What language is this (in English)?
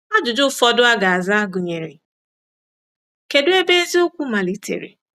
Igbo